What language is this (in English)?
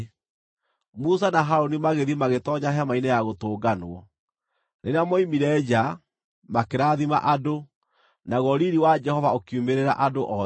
Kikuyu